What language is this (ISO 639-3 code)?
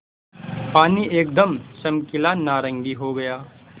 hin